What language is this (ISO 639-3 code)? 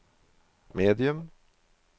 nor